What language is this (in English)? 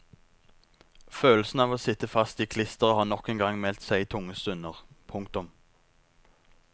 Norwegian